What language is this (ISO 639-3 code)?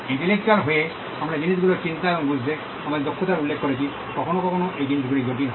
ben